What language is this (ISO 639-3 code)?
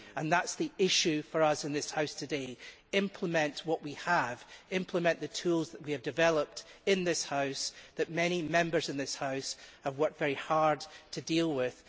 eng